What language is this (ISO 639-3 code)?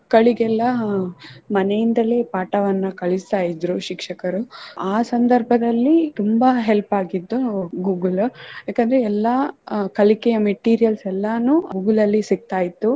kan